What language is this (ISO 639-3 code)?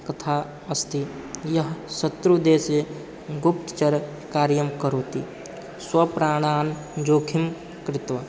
san